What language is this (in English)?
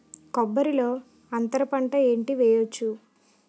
Telugu